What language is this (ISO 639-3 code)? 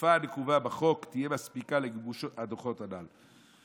heb